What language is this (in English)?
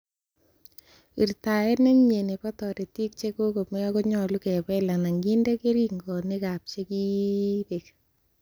Kalenjin